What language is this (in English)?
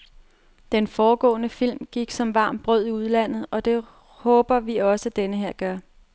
Danish